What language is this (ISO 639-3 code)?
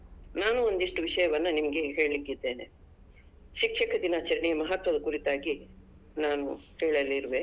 kan